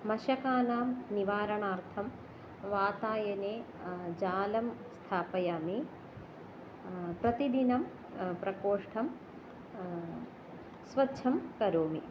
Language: Sanskrit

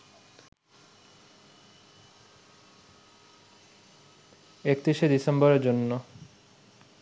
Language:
Bangla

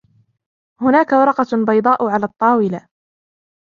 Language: Arabic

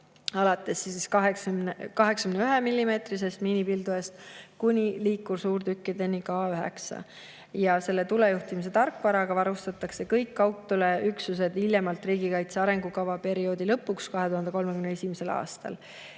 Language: Estonian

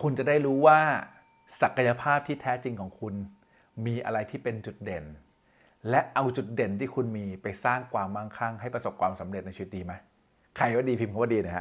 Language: Thai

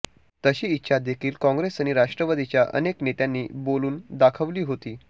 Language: Marathi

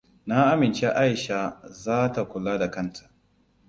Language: Hausa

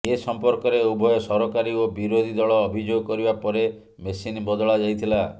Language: Odia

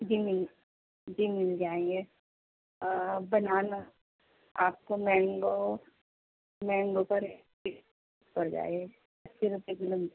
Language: Urdu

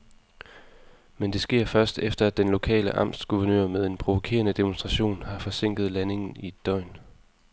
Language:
Danish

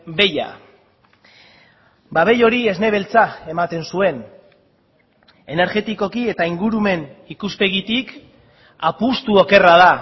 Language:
Basque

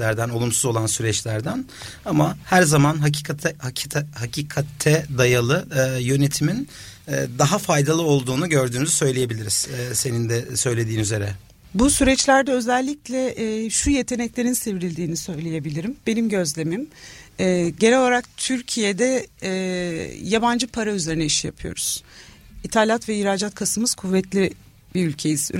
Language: Turkish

